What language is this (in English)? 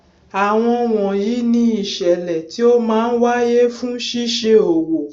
Yoruba